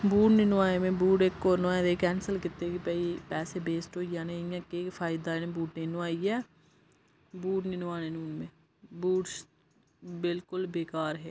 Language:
Dogri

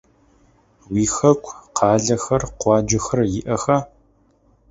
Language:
Adyghe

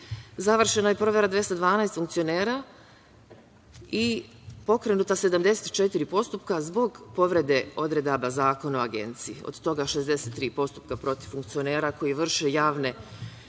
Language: Serbian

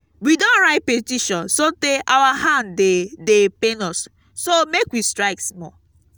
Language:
Nigerian Pidgin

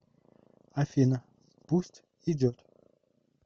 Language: Russian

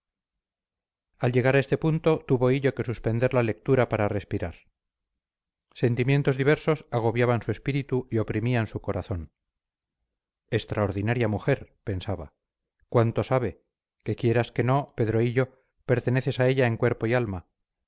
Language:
Spanish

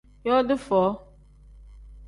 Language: Tem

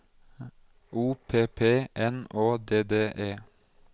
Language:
Norwegian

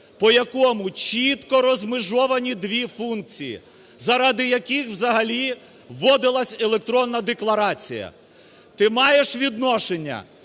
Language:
Ukrainian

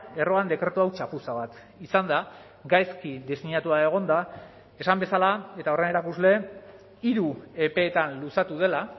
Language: Basque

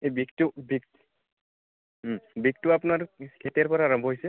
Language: Assamese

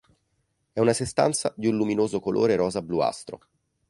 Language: Italian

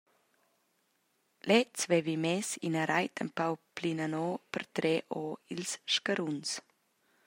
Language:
Romansh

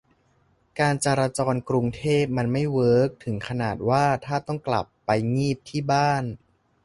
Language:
Thai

